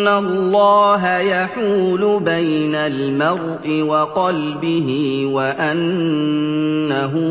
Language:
Arabic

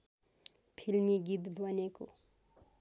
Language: Nepali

